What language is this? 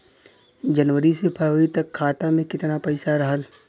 Bhojpuri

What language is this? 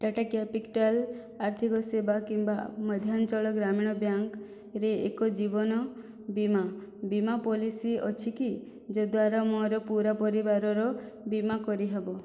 Odia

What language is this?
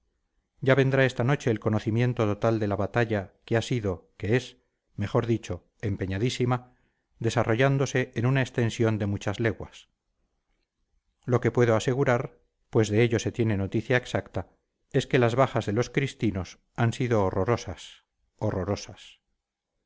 Spanish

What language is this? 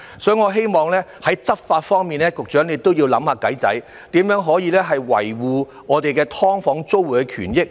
Cantonese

